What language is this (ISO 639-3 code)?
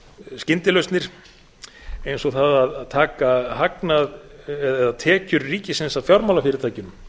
isl